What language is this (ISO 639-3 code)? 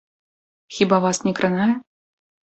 bel